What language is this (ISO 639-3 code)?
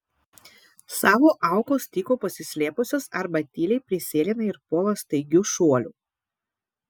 lit